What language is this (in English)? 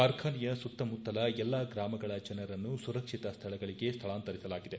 Kannada